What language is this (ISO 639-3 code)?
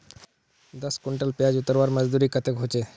mag